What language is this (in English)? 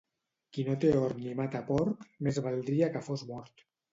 Catalan